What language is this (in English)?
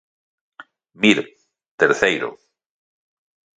Galician